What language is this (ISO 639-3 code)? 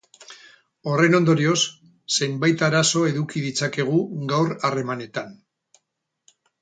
eus